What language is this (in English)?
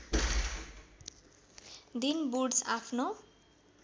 Nepali